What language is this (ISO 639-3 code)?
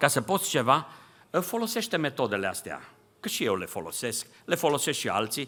ron